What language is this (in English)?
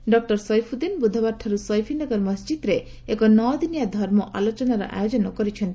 Odia